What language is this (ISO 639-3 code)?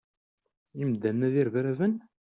kab